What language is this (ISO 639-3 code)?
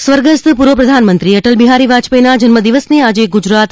guj